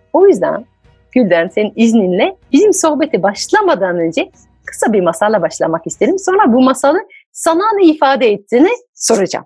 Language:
Turkish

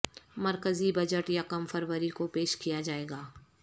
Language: Urdu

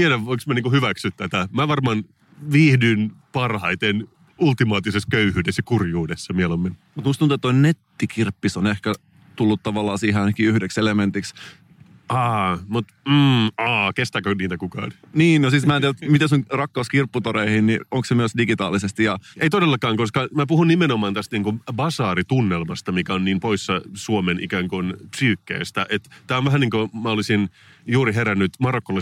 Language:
Finnish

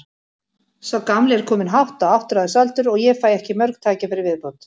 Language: Icelandic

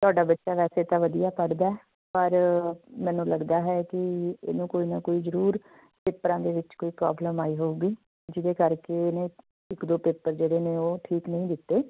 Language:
Punjabi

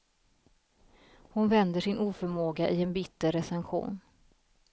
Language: Swedish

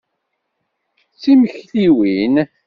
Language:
Kabyle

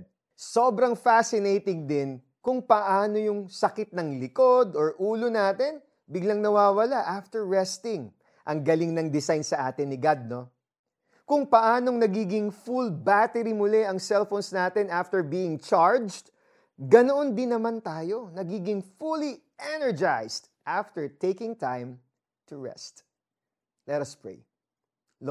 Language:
Filipino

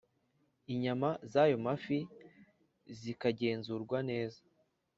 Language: Kinyarwanda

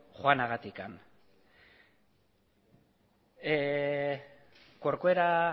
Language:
Basque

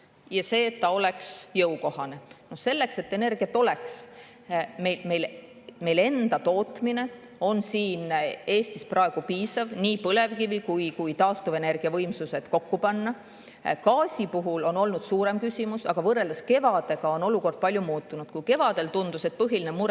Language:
Estonian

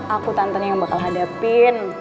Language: Indonesian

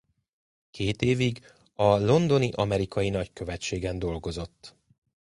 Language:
Hungarian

